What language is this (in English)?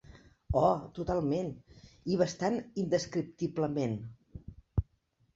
Catalan